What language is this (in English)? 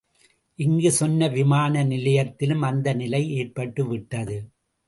Tamil